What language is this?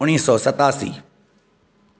Sindhi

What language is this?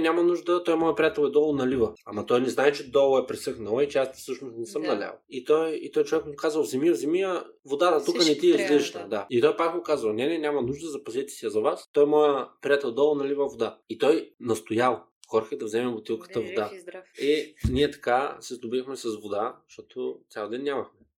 Bulgarian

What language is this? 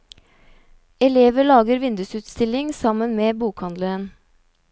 Norwegian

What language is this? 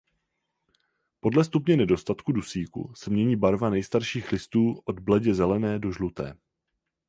Czech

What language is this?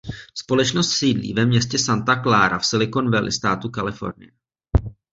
Czech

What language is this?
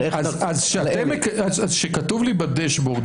Hebrew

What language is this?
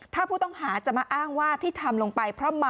Thai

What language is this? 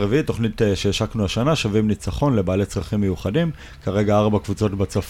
Hebrew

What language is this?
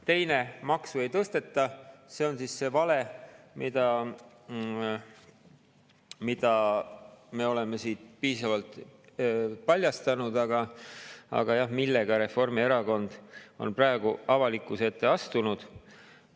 Estonian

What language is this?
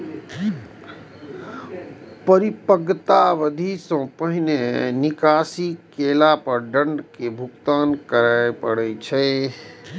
Maithili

